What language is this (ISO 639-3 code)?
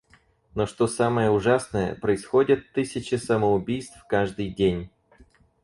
rus